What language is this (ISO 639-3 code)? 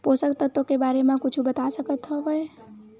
hne